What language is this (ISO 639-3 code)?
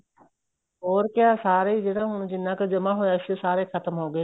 pan